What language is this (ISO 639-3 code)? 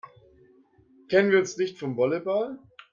deu